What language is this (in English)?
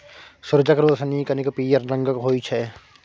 Maithili